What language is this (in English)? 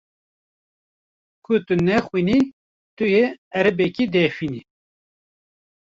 Kurdish